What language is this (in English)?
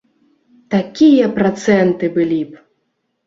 Belarusian